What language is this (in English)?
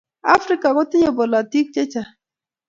Kalenjin